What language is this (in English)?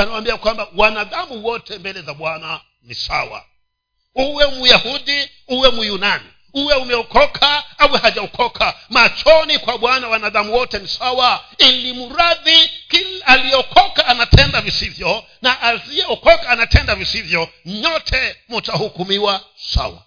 Swahili